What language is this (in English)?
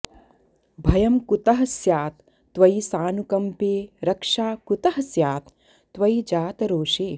Sanskrit